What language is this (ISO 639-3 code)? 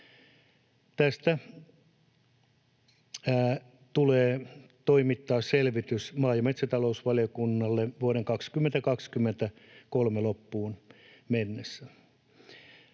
fin